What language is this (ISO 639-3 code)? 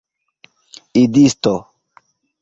epo